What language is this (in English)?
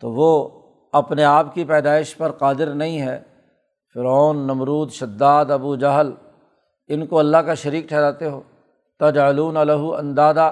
Urdu